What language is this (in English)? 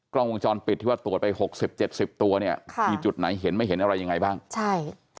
Thai